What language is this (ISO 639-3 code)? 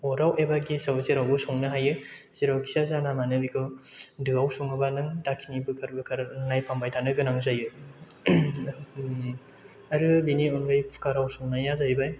brx